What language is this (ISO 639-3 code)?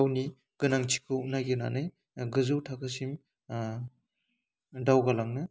brx